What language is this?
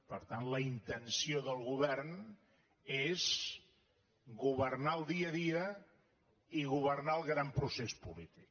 Catalan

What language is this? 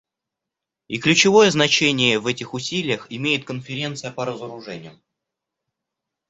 Russian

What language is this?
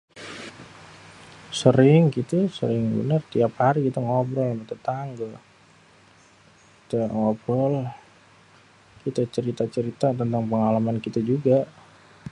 Betawi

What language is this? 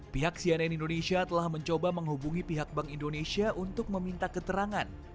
Indonesian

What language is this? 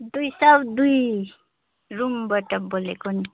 Nepali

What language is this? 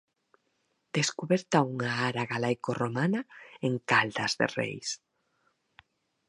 Galician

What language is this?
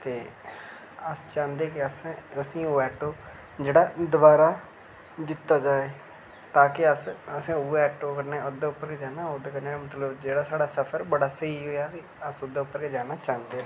Dogri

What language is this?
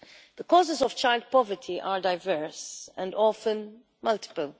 English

